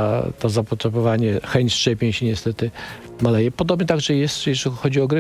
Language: Polish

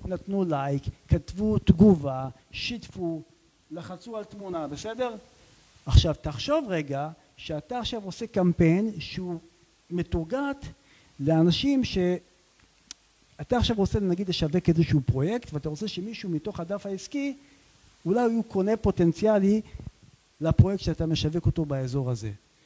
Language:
Hebrew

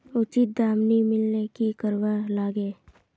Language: Magahi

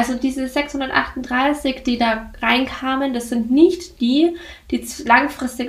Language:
German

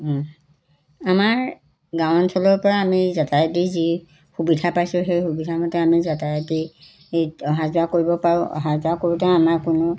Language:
Assamese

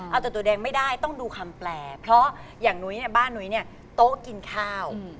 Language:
Thai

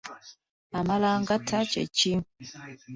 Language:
Ganda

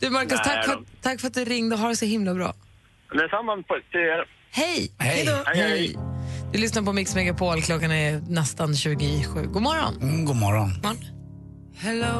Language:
Swedish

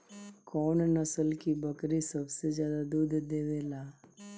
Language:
Bhojpuri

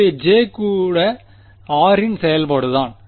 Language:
Tamil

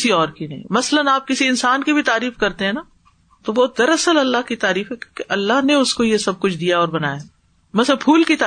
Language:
Urdu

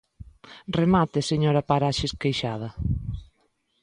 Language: Galician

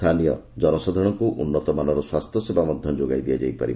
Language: Odia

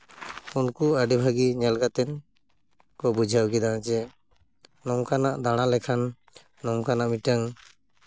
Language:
Santali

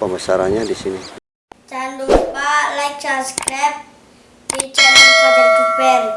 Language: Indonesian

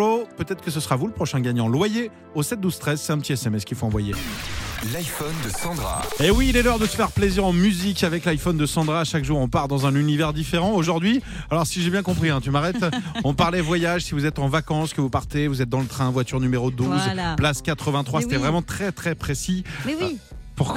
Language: French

